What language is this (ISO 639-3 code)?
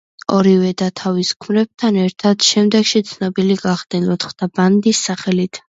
kat